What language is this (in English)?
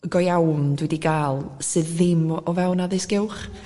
Welsh